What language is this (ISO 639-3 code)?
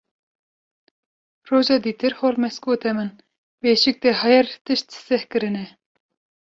kur